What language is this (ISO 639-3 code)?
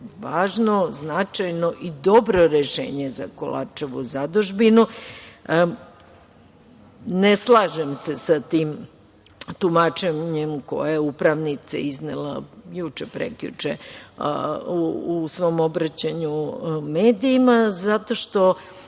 srp